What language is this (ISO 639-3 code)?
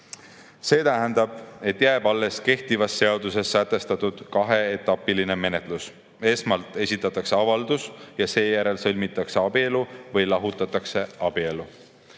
est